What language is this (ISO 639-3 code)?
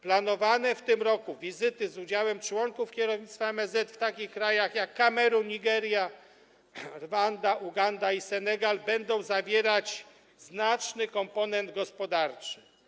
pol